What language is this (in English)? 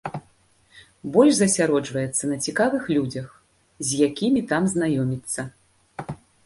Belarusian